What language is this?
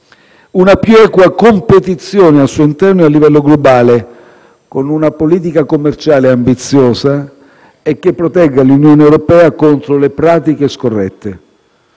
Italian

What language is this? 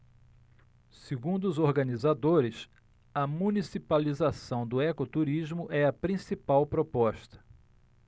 Portuguese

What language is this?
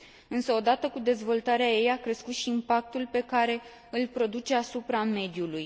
Romanian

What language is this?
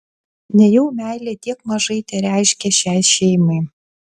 Lithuanian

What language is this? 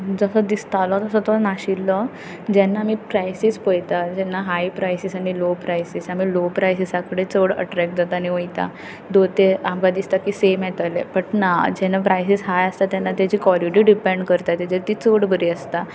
Konkani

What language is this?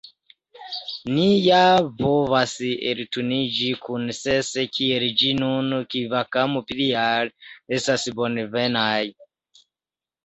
Esperanto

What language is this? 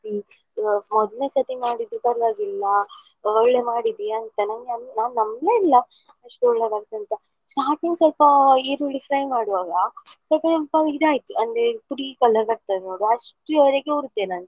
Kannada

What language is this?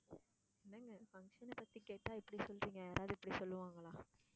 Tamil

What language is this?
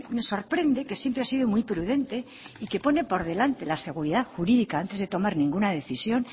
Spanish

